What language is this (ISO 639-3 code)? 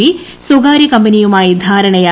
mal